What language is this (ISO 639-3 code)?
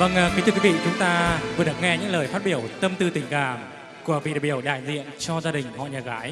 vie